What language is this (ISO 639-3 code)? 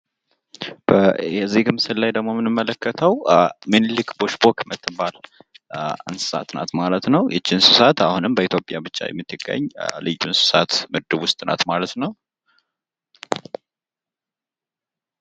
amh